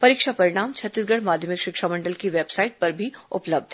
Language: Hindi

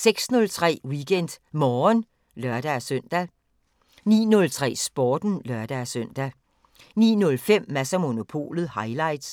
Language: Danish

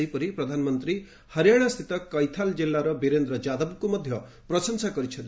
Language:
Odia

